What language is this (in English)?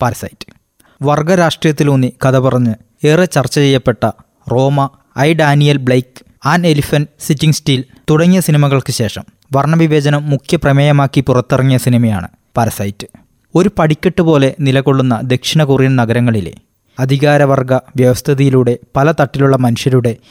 Malayalam